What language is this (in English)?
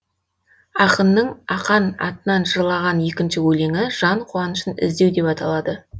Kazakh